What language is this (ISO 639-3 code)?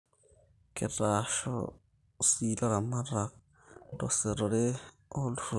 mas